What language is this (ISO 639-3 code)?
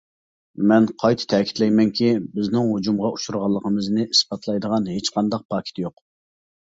uig